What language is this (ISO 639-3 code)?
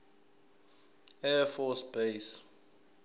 zul